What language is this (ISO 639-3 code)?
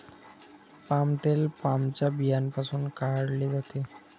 mar